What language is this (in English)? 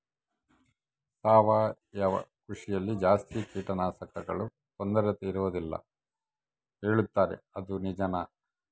Kannada